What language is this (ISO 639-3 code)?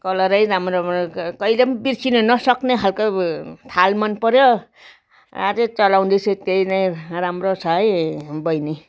nep